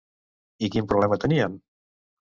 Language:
Catalan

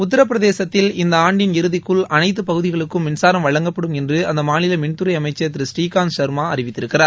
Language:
Tamil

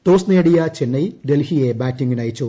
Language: Malayalam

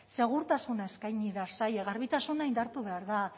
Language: Basque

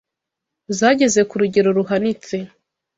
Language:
Kinyarwanda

